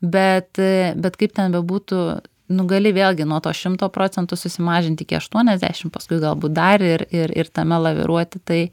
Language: Lithuanian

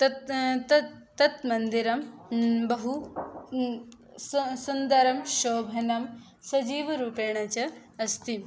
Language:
Sanskrit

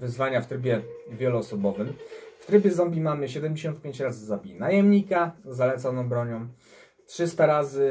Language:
Polish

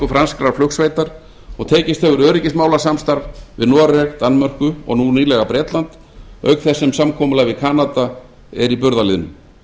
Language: Icelandic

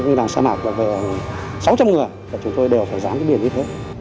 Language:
Vietnamese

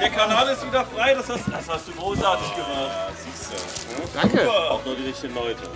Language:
German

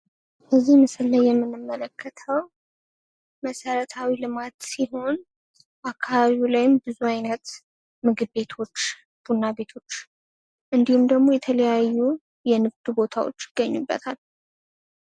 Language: Amharic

